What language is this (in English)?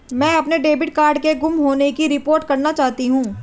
Hindi